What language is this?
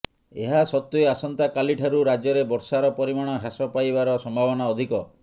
Odia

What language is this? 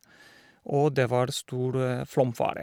Norwegian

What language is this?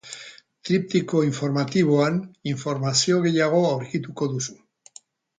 Basque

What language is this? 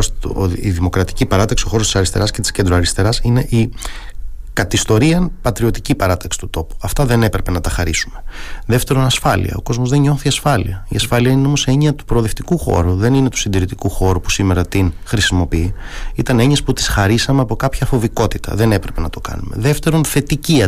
Greek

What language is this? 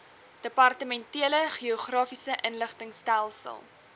Afrikaans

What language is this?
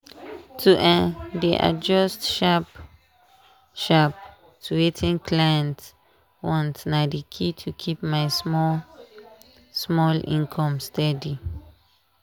Nigerian Pidgin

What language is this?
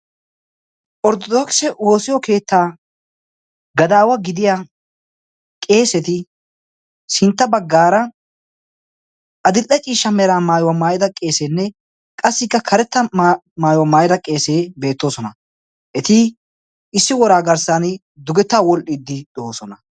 Wolaytta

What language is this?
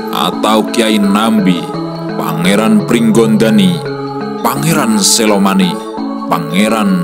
Indonesian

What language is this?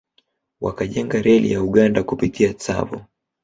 Swahili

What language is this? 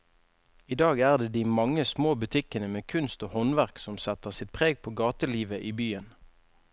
Norwegian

